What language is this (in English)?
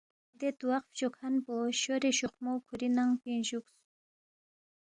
Balti